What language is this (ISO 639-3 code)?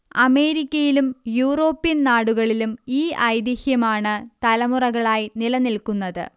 mal